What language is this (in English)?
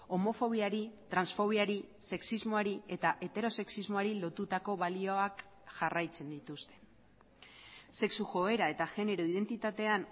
Basque